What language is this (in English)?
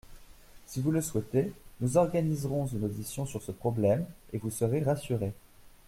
French